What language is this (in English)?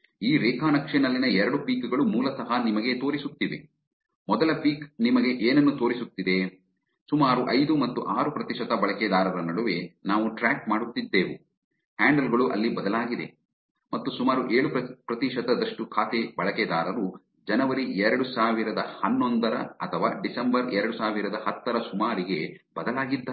Kannada